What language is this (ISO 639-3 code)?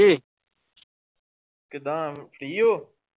pan